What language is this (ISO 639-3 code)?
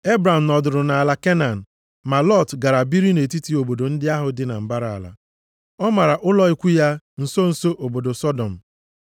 ibo